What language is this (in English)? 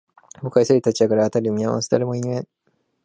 Japanese